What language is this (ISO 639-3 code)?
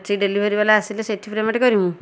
ori